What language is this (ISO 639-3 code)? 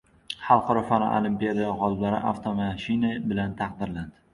uzb